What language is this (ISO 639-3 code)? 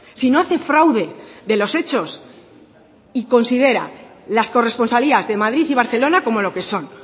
spa